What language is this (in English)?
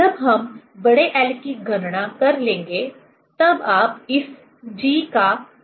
Hindi